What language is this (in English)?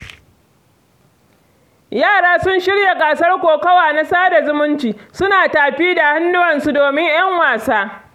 Hausa